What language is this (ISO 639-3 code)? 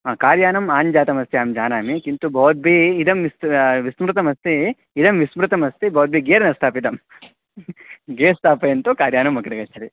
san